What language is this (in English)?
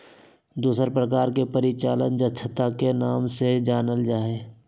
Magahi